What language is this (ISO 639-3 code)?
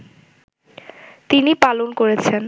ben